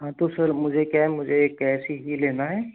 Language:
Hindi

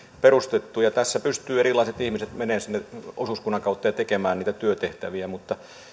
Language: Finnish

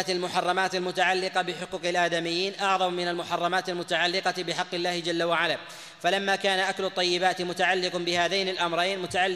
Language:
Arabic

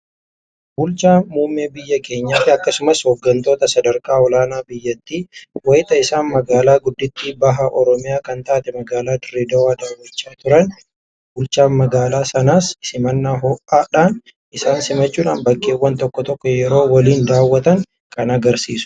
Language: Oromo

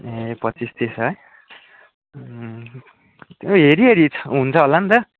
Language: Nepali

